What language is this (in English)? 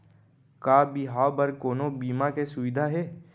Chhattisgarhi